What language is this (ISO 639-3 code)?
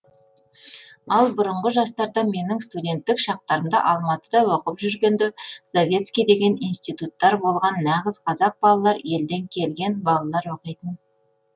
kaz